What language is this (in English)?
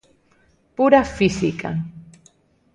Galician